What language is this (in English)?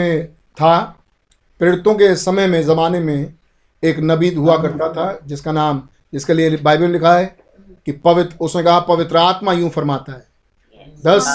Hindi